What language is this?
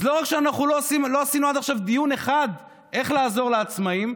Hebrew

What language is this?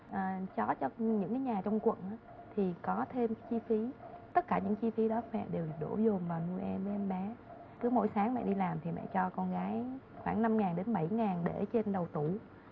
Vietnamese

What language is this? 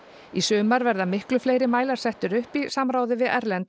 Icelandic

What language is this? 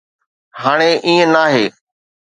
Sindhi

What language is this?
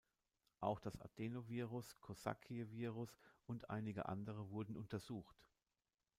German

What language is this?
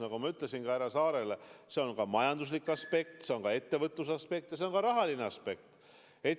Estonian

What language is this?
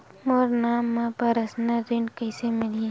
Chhattisgarhi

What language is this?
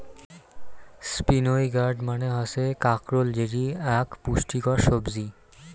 Bangla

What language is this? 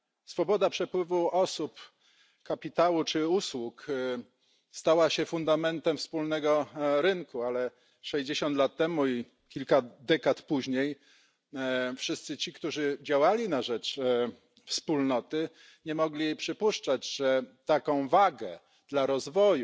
Polish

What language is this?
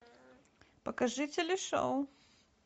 Russian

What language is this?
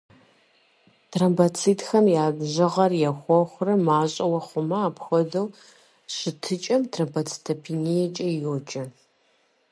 Kabardian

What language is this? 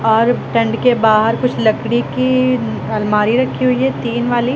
Hindi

